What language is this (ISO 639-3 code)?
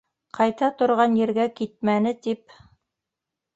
bak